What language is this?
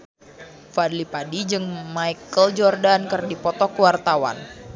Sundanese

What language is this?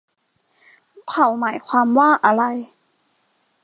Thai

